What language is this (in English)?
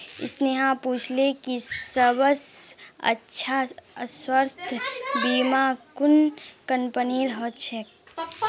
Magahi